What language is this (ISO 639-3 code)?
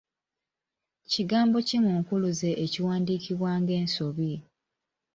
lug